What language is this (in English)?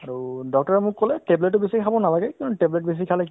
Assamese